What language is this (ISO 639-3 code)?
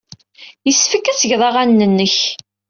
kab